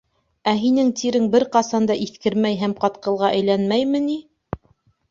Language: Bashkir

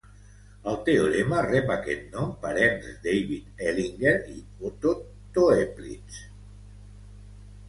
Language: Catalan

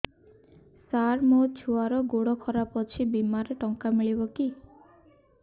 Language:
Odia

